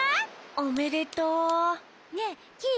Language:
Japanese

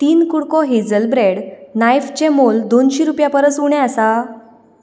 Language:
Konkani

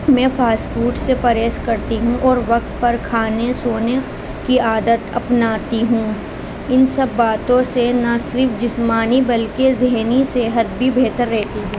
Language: Urdu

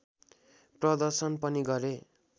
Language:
Nepali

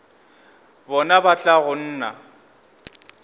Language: Northern Sotho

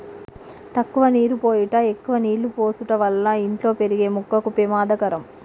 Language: Telugu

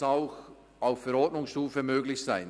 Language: Swiss German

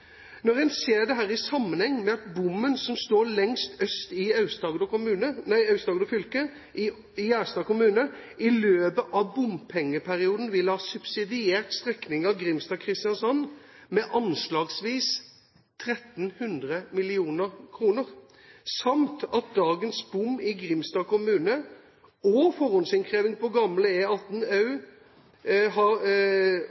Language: Norwegian Bokmål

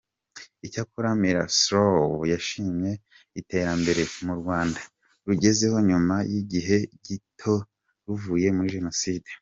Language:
Kinyarwanda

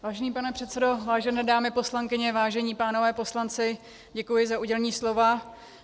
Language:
Czech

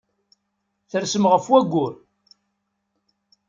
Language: Kabyle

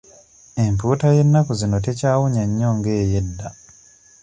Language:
Ganda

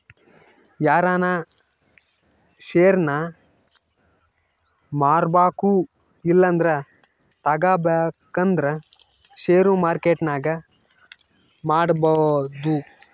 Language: Kannada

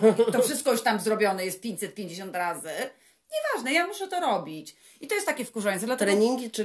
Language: Polish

